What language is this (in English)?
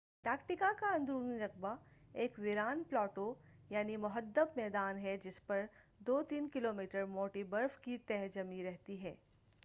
Urdu